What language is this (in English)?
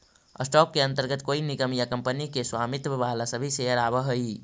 Magahi